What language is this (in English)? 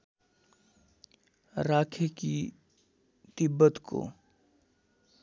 Nepali